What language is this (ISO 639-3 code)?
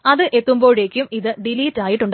mal